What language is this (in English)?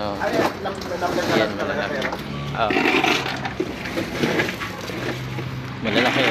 Filipino